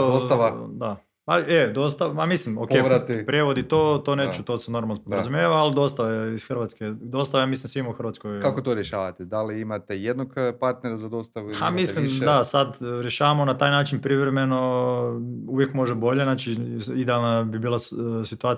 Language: Croatian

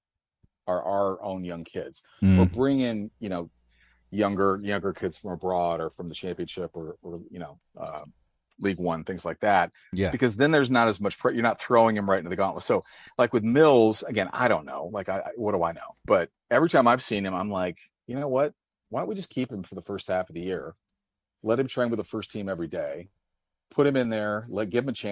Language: English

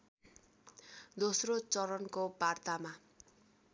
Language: Nepali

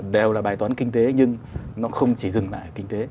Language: Vietnamese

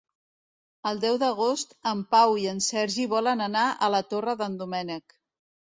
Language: Catalan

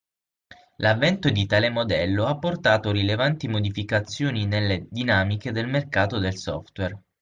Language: Italian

